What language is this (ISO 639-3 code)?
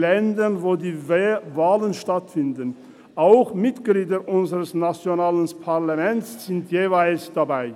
gsw